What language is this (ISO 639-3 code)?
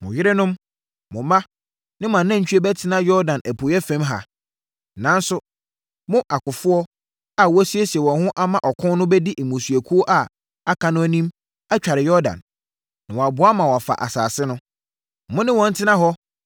aka